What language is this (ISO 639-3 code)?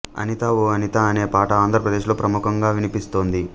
tel